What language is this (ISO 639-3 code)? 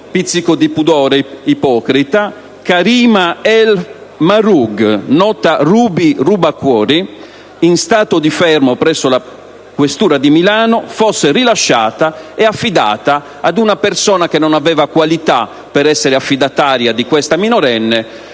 ita